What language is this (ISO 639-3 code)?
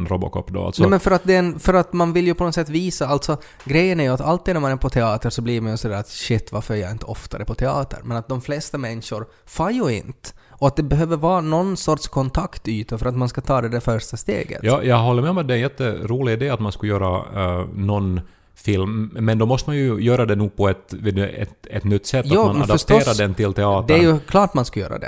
swe